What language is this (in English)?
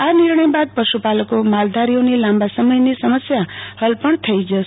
Gujarati